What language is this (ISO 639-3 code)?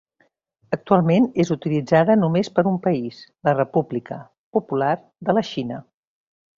cat